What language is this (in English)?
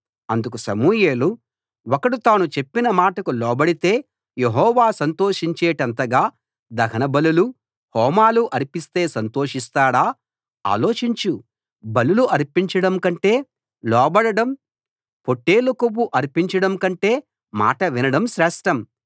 Telugu